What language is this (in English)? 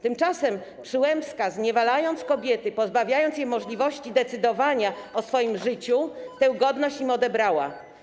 Polish